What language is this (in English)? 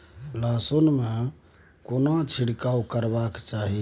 Maithili